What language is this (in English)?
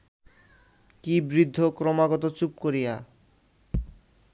Bangla